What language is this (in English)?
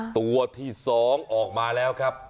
Thai